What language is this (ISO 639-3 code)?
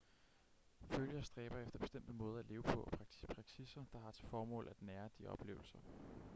dan